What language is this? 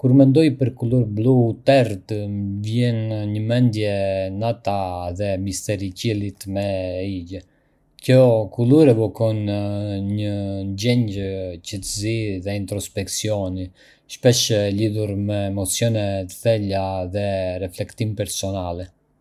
Arbëreshë Albanian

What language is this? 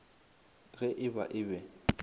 Northern Sotho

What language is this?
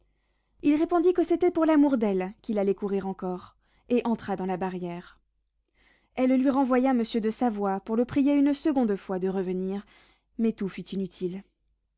French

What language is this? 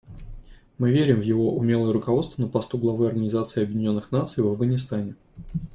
Russian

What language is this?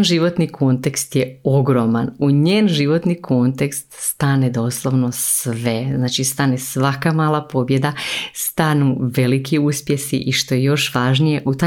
Croatian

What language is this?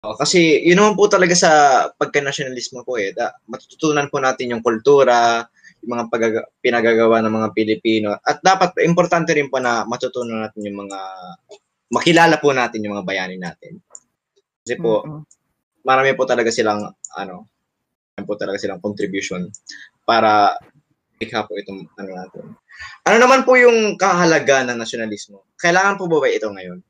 Filipino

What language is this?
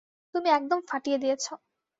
Bangla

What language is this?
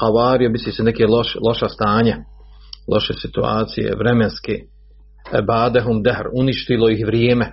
Croatian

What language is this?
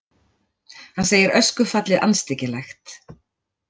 Icelandic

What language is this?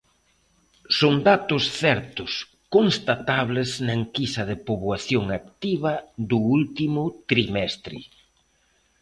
Galician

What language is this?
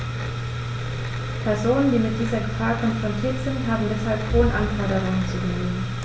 German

